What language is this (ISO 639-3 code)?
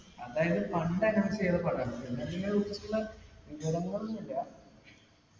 mal